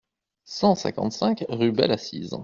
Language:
French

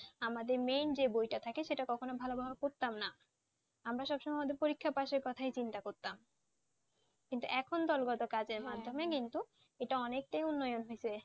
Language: Bangla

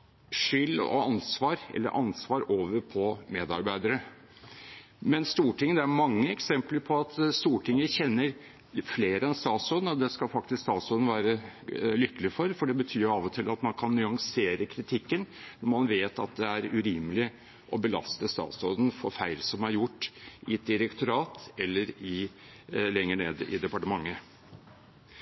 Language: Norwegian Bokmål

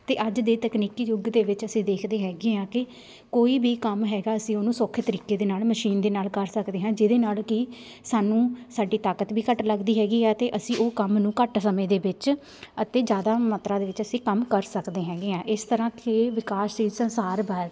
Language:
Punjabi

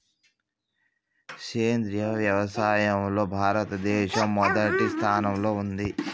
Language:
Telugu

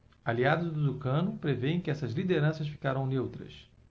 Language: Portuguese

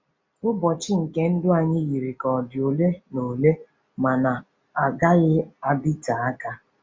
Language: Igbo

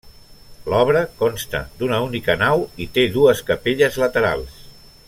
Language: Catalan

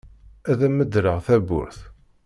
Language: Kabyle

